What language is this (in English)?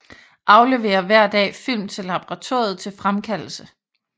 Danish